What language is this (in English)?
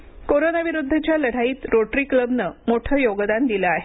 Marathi